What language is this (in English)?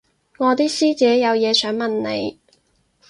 Cantonese